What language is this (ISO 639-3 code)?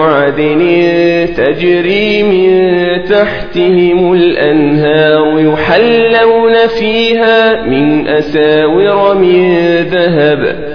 ara